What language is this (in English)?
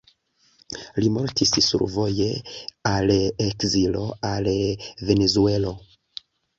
Esperanto